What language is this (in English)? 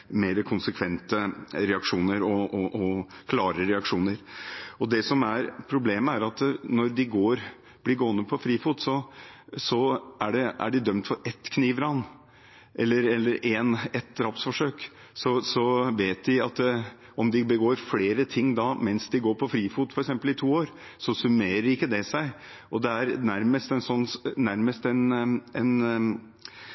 Norwegian Bokmål